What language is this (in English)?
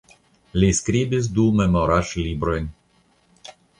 Esperanto